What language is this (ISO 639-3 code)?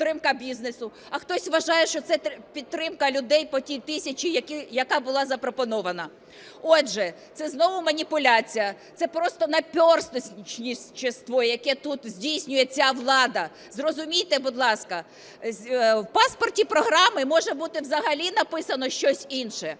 ukr